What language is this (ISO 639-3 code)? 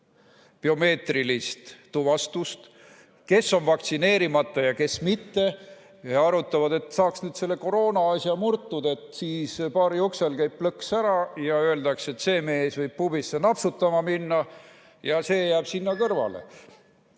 est